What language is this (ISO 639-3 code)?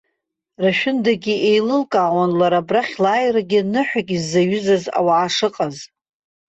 abk